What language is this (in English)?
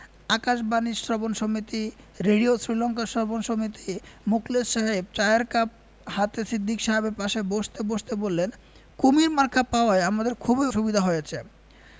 Bangla